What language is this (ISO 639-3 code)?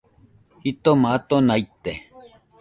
hux